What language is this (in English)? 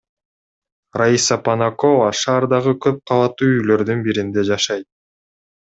Kyrgyz